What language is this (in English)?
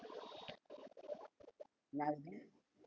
Tamil